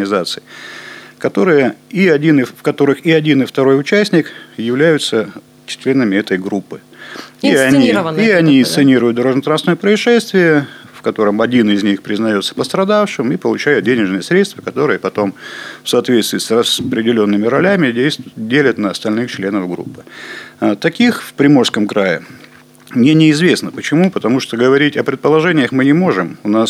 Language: Russian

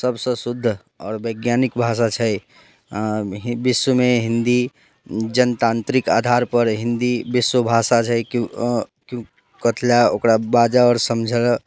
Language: Maithili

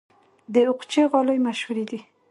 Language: Pashto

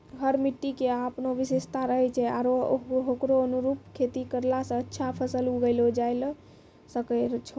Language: Maithili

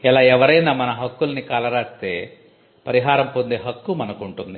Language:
Telugu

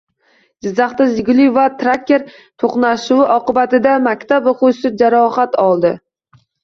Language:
Uzbek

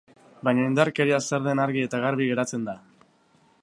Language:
Basque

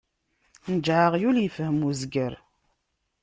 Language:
Kabyle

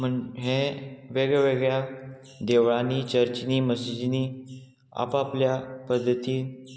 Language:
Konkani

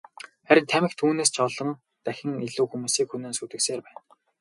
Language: Mongolian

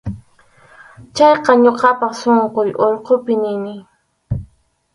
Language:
Arequipa-La Unión Quechua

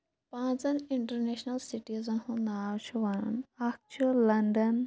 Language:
Kashmiri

